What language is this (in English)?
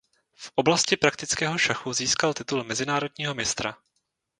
Czech